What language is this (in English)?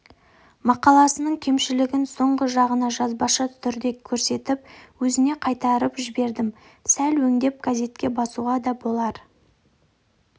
Kazakh